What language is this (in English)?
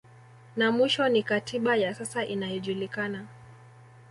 Swahili